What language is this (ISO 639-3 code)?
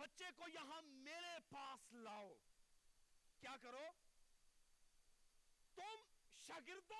urd